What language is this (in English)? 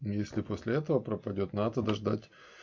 Russian